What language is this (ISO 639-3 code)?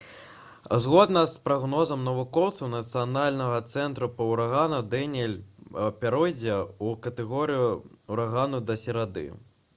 bel